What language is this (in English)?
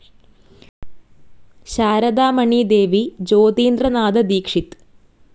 Malayalam